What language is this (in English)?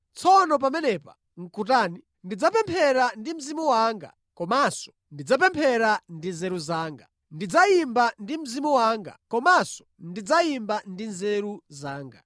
Nyanja